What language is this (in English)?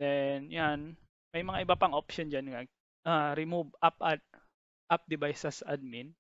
Filipino